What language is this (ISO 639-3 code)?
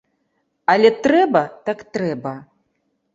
bel